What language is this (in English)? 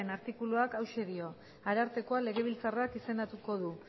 Basque